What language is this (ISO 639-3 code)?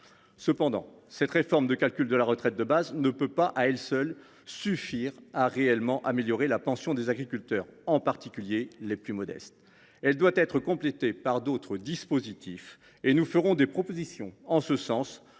fra